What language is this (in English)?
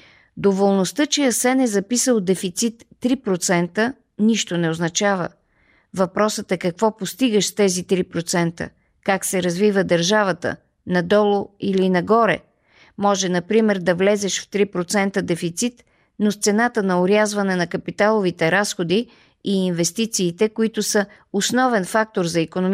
Bulgarian